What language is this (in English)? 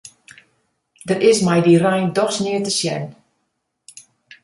Western Frisian